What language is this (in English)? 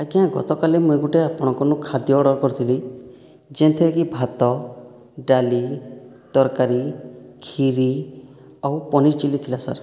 Odia